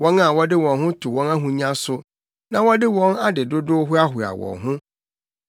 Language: Akan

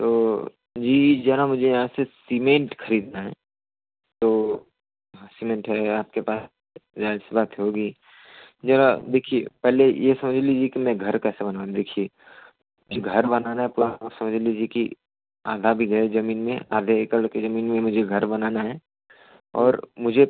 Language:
Hindi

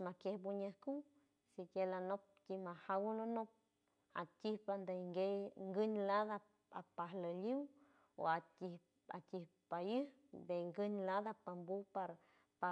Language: San Francisco Del Mar Huave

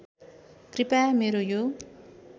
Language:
Nepali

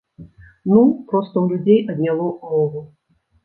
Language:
Belarusian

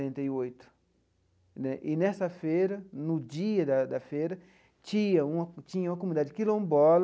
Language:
Portuguese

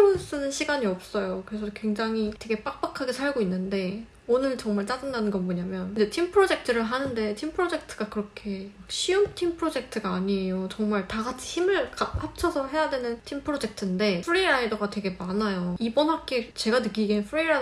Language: Korean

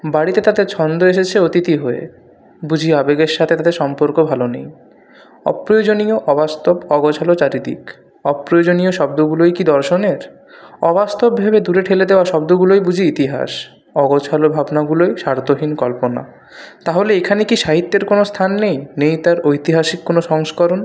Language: Bangla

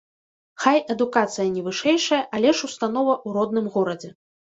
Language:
Belarusian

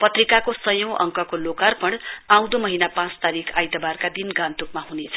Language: Nepali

